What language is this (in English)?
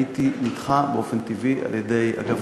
Hebrew